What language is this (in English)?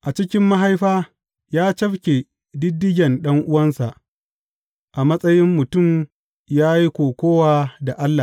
Hausa